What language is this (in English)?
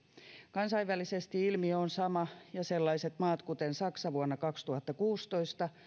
Finnish